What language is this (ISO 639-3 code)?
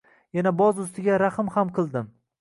uzb